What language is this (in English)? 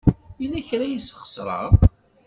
Kabyle